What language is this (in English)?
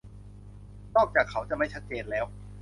Thai